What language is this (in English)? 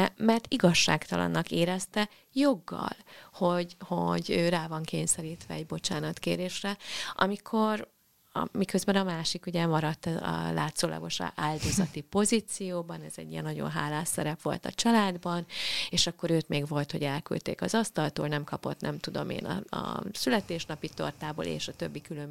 Hungarian